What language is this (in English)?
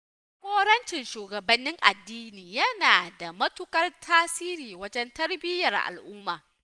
Hausa